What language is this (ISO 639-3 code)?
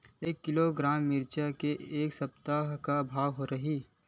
hne